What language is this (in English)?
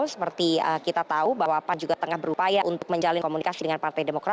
Indonesian